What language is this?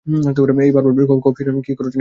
Bangla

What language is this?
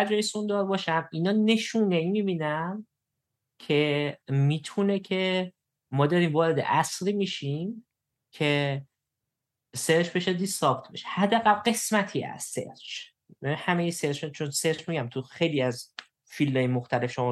Persian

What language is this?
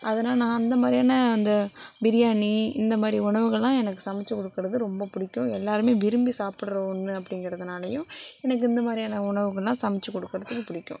Tamil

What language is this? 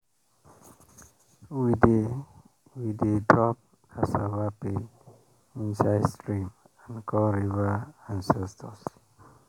Nigerian Pidgin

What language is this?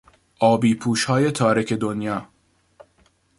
Persian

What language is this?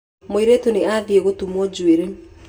Kikuyu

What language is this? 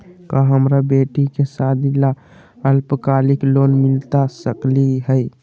Magahi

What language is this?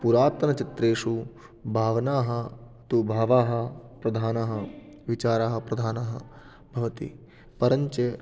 Sanskrit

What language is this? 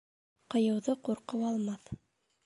Bashkir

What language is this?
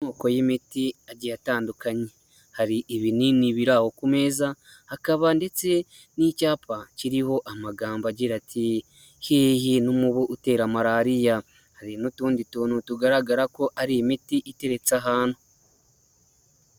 Kinyarwanda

